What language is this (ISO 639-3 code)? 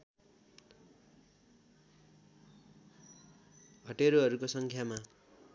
nep